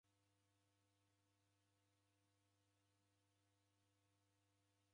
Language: Taita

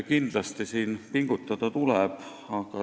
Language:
Estonian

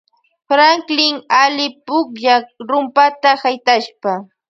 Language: Loja Highland Quichua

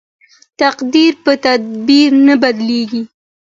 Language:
Pashto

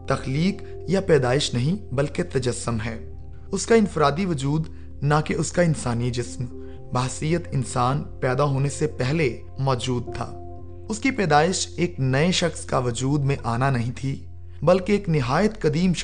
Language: Urdu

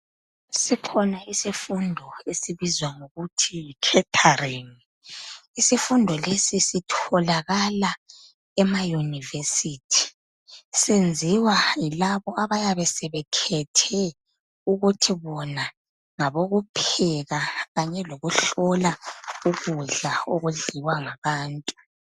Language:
North Ndebele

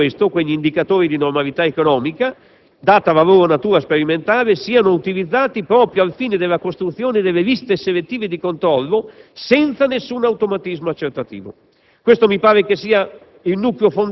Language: Italian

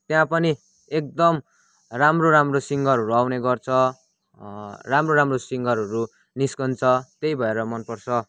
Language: Nepali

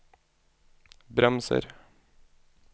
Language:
Norwegian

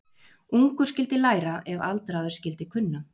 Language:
Icelandic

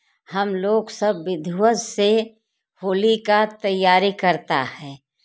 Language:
Hindi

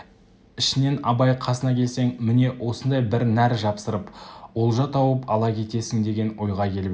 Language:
Kazakh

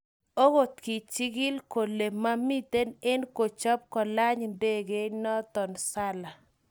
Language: Kalenjin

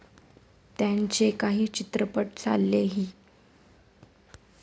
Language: Marathi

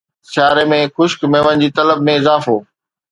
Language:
Sindhi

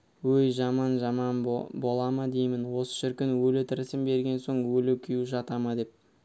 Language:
Kazakh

